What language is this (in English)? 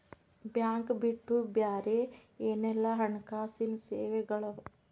Kannada